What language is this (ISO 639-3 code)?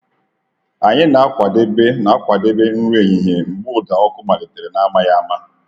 ibo